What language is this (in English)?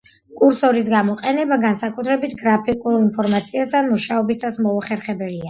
Georgian